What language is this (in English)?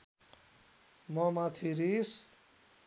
Nepali